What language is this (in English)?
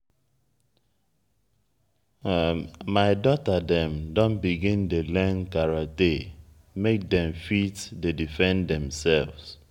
Nigerian Pidgin